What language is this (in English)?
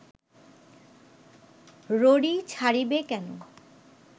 Bangla